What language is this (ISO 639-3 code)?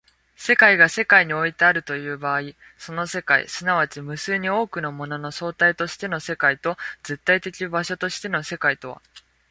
jpn